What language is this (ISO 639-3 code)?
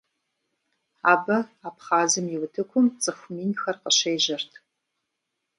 kbd